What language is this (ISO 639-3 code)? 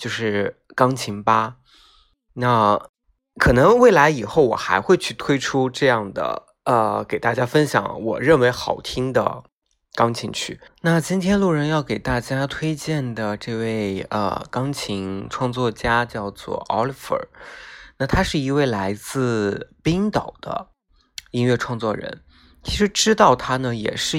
zho